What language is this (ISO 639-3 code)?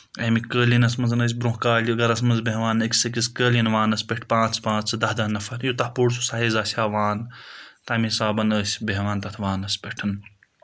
kas